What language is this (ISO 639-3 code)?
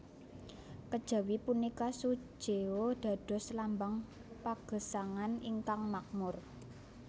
jav